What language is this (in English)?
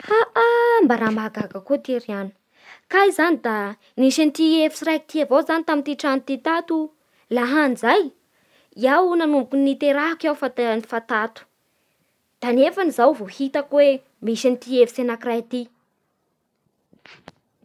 Bara Malagasy